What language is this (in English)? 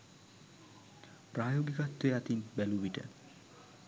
Sinhala